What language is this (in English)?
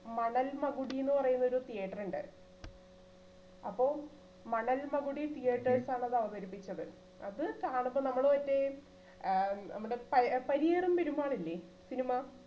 Malayalam